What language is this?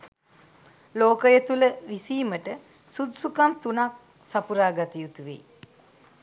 Sinhala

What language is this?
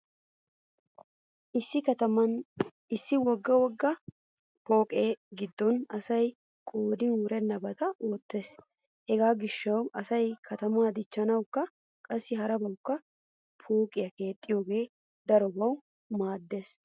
Wolaytta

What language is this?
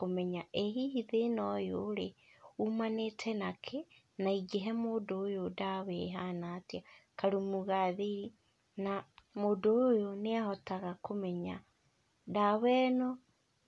Kikuyu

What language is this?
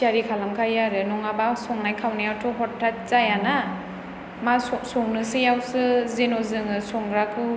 Bodo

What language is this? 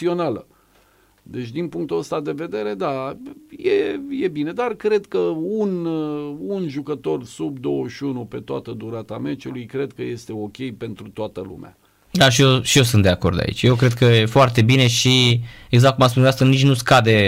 Romanian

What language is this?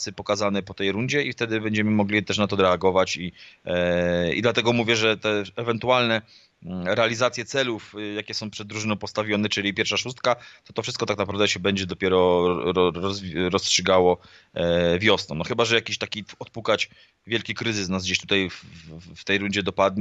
Polish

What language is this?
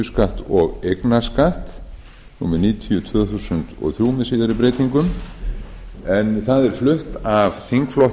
Icelandic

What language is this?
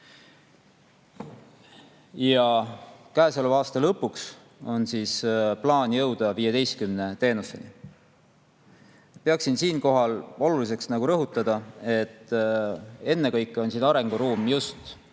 Estonian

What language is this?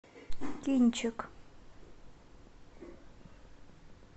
Russian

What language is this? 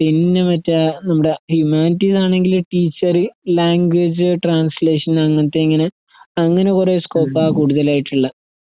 Malayalam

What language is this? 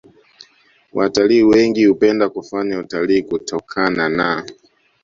Swahili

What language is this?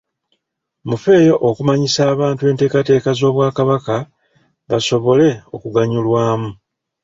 Ganda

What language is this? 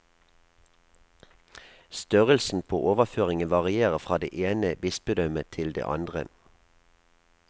Norwegian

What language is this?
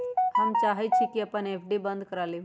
Magahi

